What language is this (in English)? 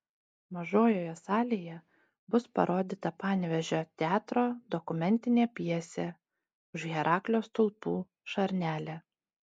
Lithuanian